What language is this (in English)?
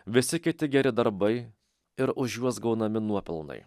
Lithuanian